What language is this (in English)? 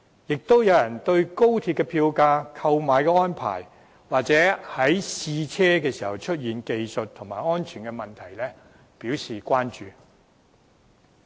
Cantonese